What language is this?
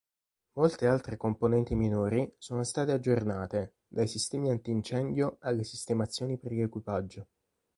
Italian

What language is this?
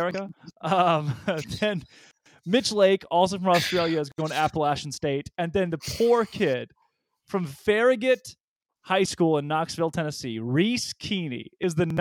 English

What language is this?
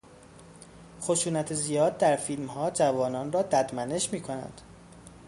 Persian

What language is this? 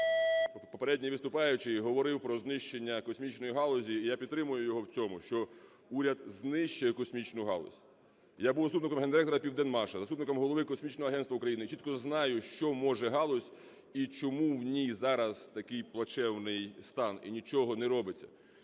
Ukrainian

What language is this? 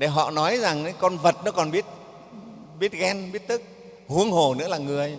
Vietnamese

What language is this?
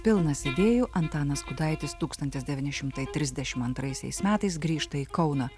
Lithuanian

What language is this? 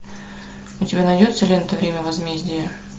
Russian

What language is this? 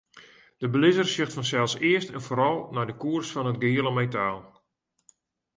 Western Frisian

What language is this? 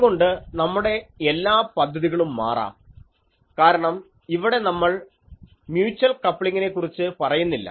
Malayalam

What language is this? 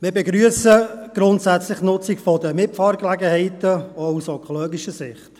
Swiss German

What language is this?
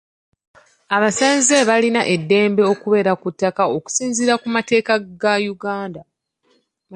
Ganda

